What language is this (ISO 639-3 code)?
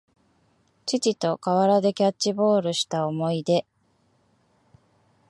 jpn